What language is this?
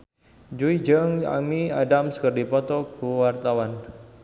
Sundanese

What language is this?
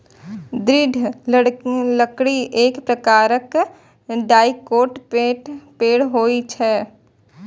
Maithili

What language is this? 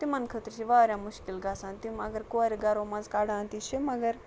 Kashmiri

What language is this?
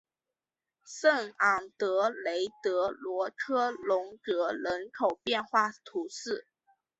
Chinese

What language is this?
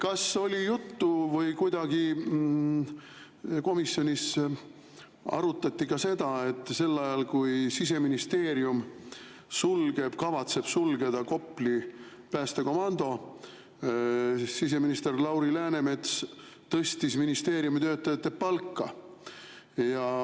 Estonian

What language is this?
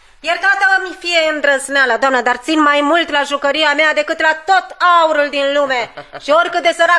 Romanian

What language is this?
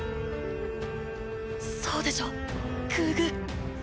Japanese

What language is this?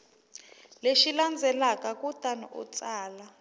Tsonga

